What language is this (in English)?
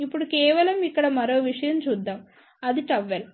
Telugu